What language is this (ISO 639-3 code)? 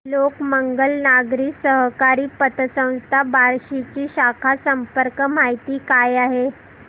mar